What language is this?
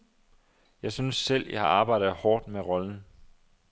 Danish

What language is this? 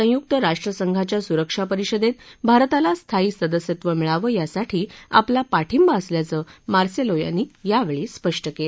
Marathi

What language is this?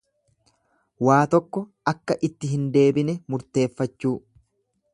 Oromo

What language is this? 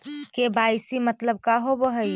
Magahi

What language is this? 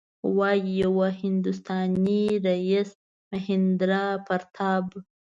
Pashto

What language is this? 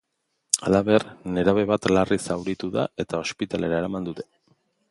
Basque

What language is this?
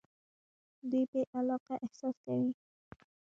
Pashto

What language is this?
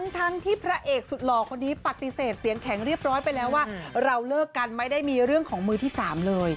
Thai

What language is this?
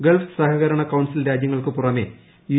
Malayalam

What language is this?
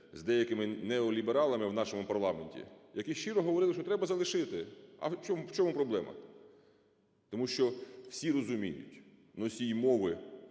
Ukrainian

